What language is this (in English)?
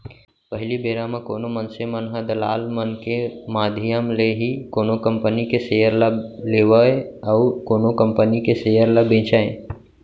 Chhattisgarhi